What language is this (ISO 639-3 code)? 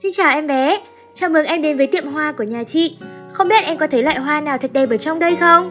vie